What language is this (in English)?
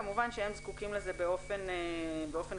Hebrew